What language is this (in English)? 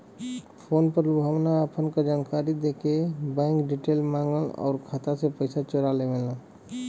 Bhojpuri